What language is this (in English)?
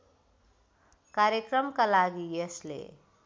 Nepali